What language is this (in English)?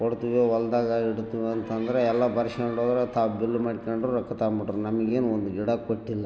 Kannada